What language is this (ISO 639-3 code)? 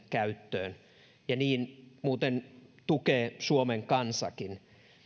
fin